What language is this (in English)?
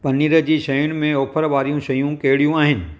Sindhi